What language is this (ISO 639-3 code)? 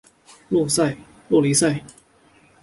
zho